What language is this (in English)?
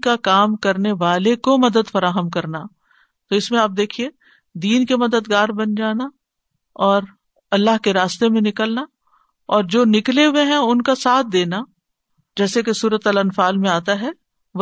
Urdu